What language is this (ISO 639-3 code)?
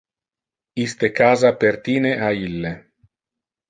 ina